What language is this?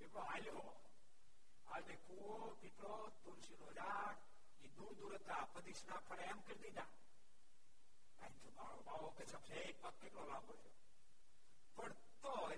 Gujarati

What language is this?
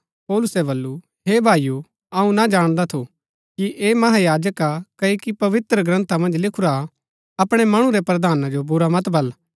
Gaddi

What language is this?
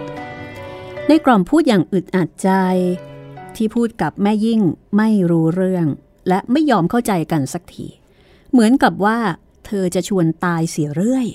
Thai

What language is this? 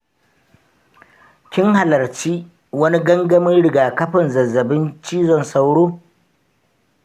Hausa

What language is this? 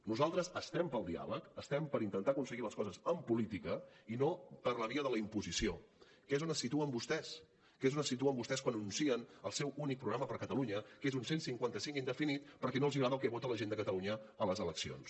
Catalan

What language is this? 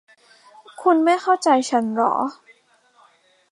Thai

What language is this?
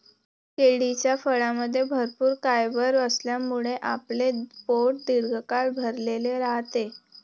Marathi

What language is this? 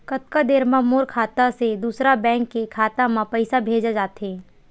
Chhattisgarhi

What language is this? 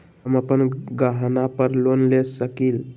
Magahi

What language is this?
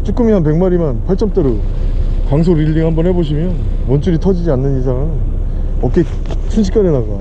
Korean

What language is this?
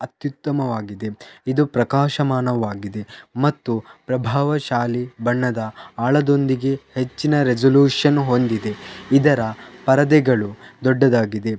Kannada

